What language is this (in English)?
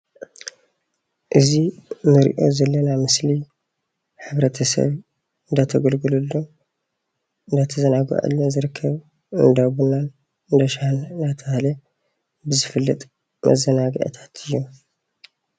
Tigrinya